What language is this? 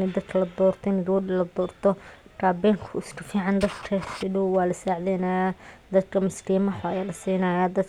Somali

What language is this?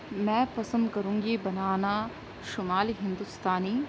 Urdu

